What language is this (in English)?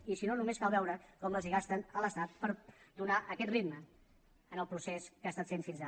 Catalan